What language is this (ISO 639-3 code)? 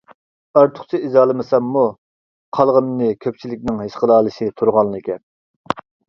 uig